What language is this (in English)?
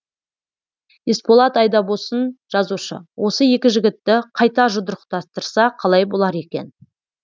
Kazakh